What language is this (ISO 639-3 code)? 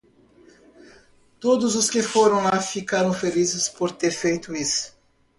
por